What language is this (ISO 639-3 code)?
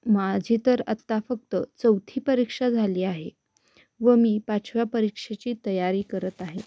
mar